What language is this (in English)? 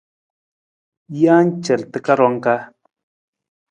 Nawdm